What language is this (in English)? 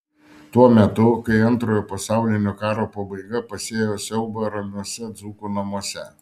Lithuanian